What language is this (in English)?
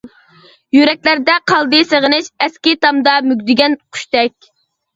Uyghur